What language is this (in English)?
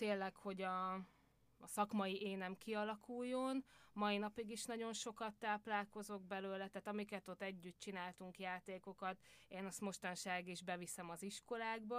Hungarian